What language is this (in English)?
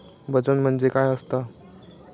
Marathi